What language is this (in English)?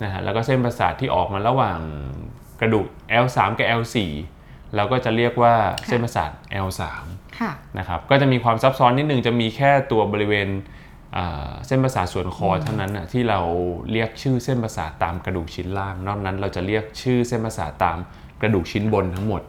Thai